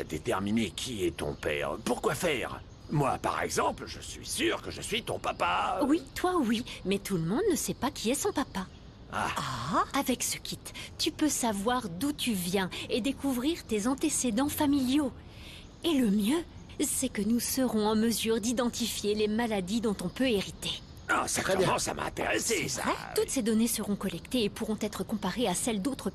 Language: French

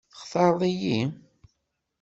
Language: Kabyle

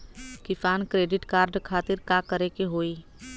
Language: Bhojpuri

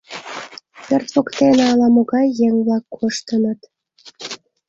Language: Mari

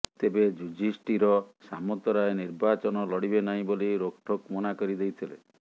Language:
Odia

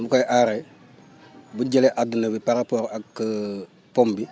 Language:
Wolof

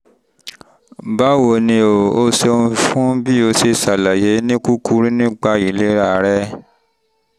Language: Yoruba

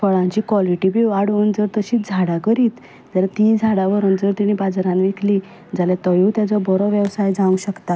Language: Konkani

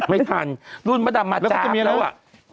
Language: Thai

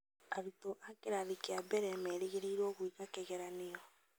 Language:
Kikuyu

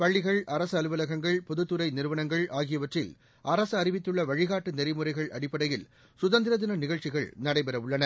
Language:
Tamil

